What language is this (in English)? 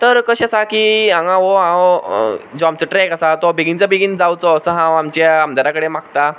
Konkani